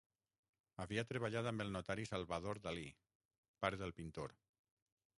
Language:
Catalan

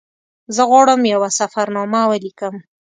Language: Pashto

